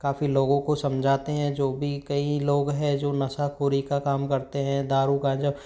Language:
Hindi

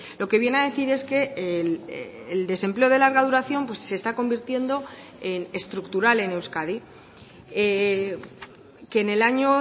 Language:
Spanish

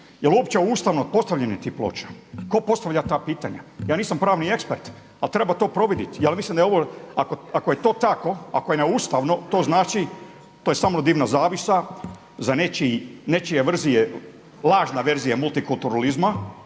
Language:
Croatian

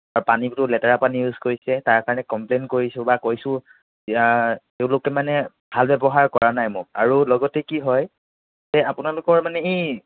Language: Assamese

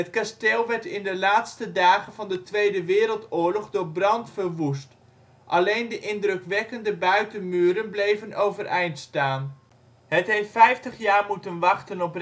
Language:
Dutch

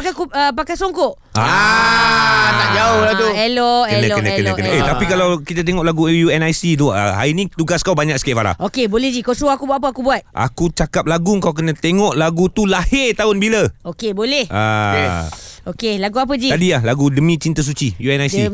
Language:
Malay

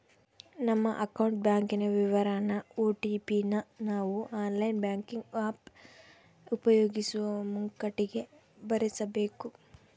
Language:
Kannada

